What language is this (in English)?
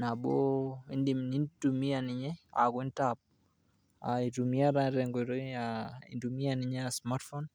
Masai